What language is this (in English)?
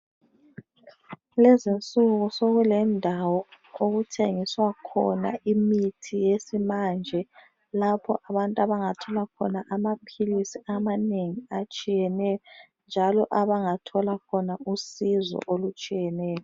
North Ndebele